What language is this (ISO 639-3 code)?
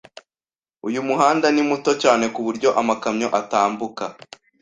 kin